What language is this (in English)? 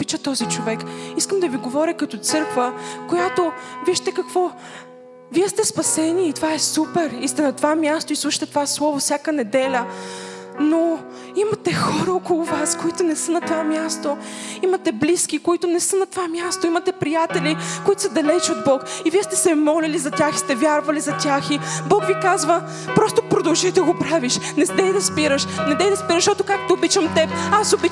Bulgarian